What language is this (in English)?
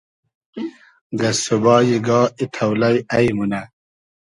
Hazaragi